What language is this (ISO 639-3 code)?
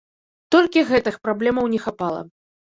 bel